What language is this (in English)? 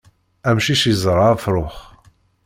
Kabyle